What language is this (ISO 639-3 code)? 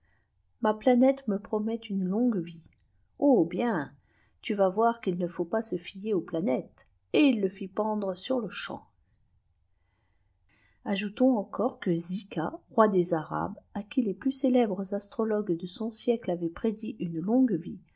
fra